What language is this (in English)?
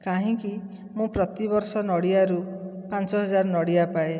Odia